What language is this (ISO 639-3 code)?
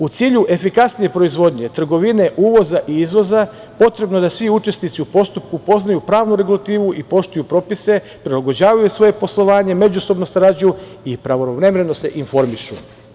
srp